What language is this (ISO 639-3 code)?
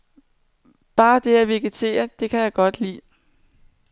dan